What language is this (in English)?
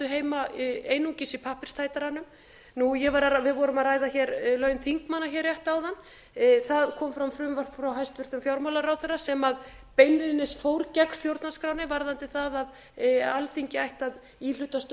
Icelandic